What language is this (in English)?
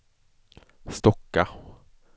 Swedish